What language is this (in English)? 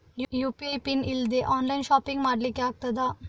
Kannada